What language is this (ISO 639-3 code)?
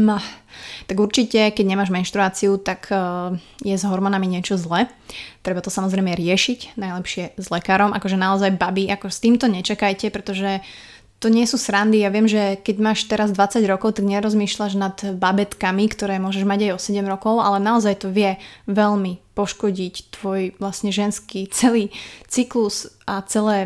slk